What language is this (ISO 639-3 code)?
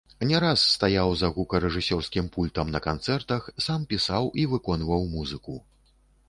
bel